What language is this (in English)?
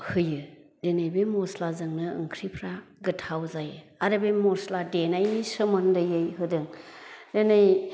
Bodo